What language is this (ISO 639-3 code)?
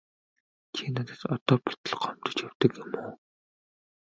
mon